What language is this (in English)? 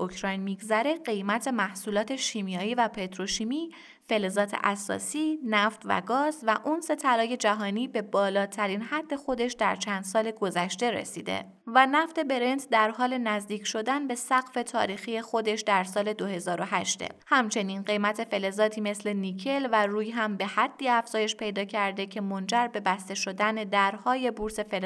Persian